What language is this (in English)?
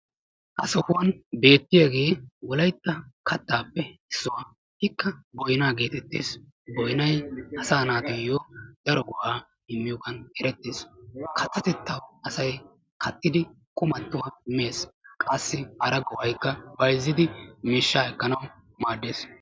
Wolaytta